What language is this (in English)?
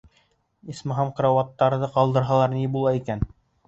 Bashkir